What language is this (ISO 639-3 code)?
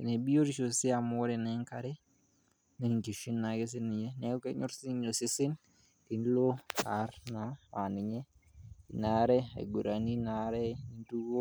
mas